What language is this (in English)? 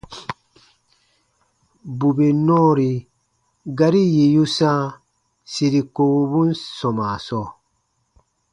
Baatonum